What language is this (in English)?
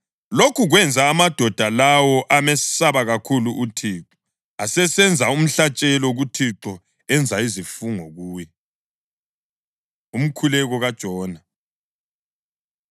North Ndebele